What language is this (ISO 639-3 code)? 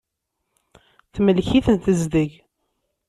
kab